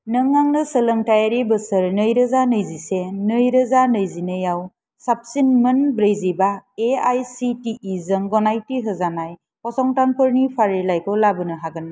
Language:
Bodo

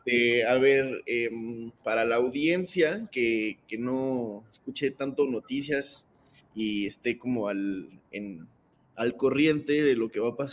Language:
Spanish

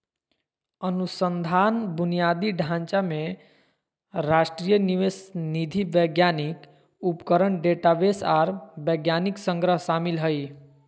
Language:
Magahi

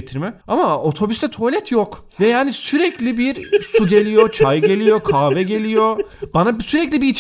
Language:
Turkish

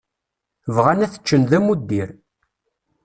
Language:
Kabyle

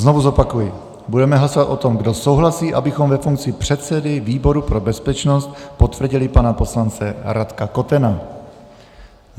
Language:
Czech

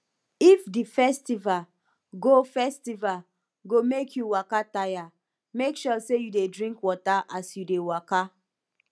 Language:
Nigerian Pidgin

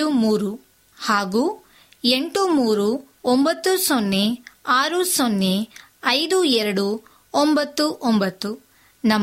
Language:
Kannada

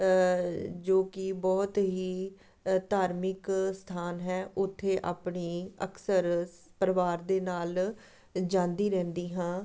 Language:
Punjabi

